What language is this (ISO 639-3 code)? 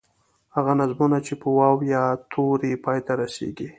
pus